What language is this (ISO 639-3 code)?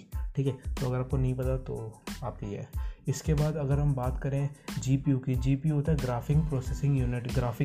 hin